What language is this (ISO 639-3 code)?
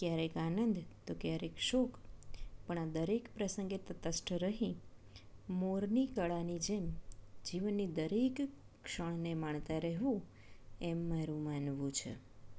guj